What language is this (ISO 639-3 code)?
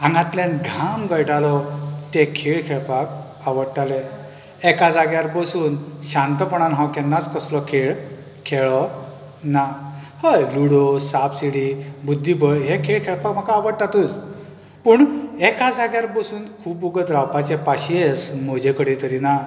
kok